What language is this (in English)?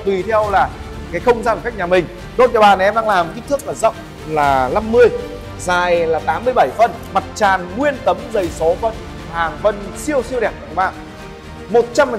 Vietnamese